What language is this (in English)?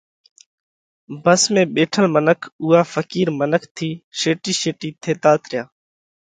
Parkari Koli